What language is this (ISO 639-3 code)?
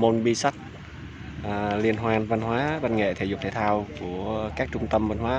vie